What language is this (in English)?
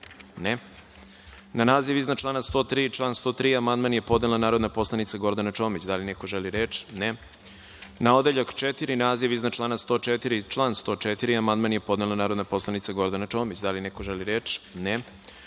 Serbian